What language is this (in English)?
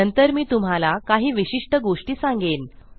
Marathi